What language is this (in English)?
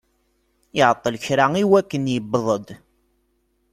Kabyle